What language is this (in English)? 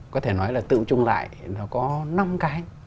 Vietnamese